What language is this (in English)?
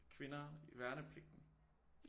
Danish